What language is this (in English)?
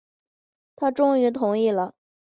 Chinese